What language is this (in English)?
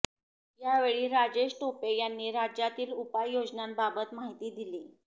Marathi